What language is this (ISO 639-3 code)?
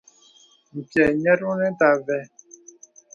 beb